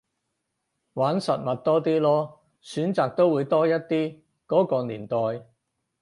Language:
Cantonese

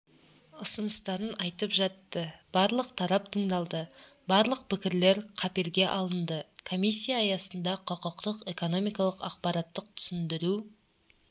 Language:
Kazakh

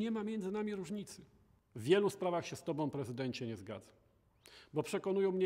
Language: Polish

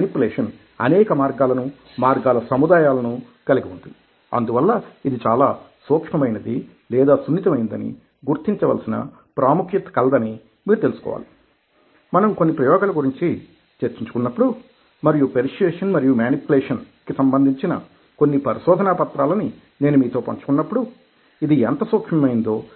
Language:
Telugu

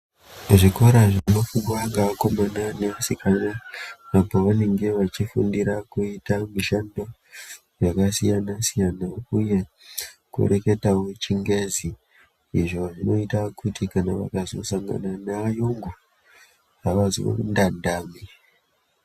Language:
Ndau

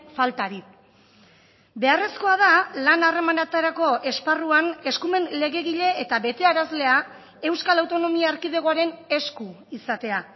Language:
Basque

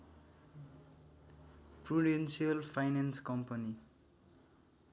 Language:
Nepali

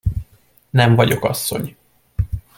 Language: Hungarian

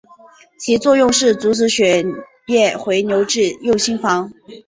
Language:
Chinese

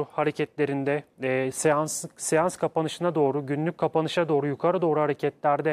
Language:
Turkish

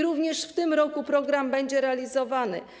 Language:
Polish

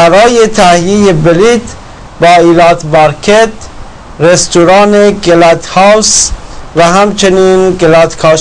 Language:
Persian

